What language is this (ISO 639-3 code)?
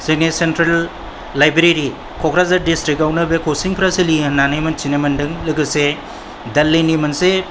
brx